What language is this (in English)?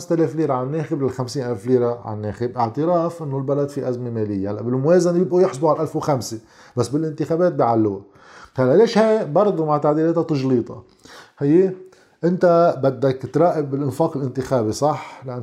Arabic